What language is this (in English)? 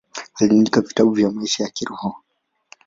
Swahili